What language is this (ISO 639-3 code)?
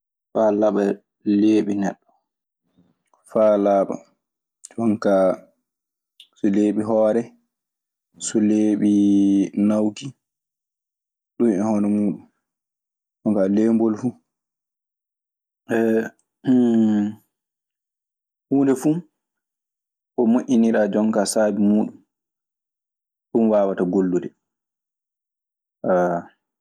ffm